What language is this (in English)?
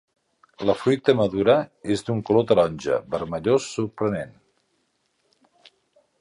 Catalan